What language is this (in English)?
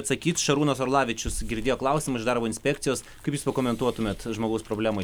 Lithuanian